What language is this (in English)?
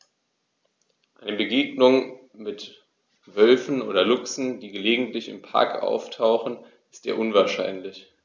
German